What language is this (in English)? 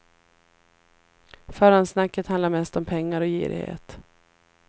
Swedish